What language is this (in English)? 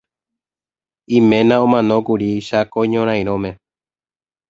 Guarani